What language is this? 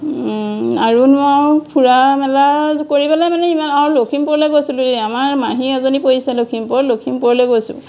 Assamese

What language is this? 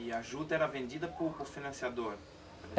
Portuguese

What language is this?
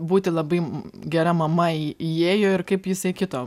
Lithuanian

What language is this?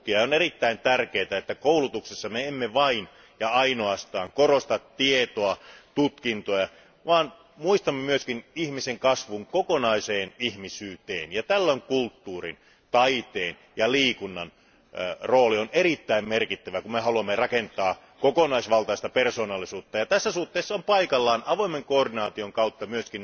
Finnish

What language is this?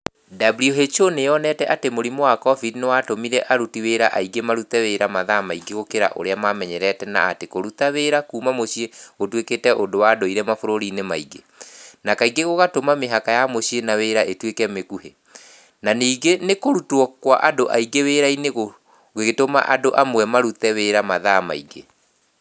Kikuyu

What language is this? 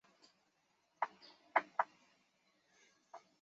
Chinese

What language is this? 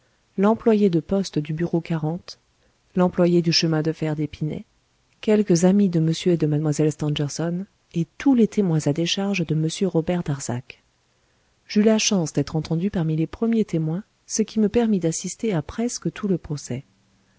French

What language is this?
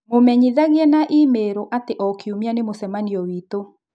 Kikuyu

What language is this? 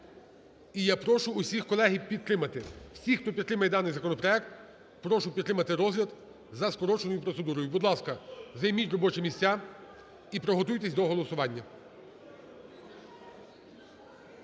Ukrainian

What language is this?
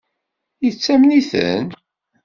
Kabyle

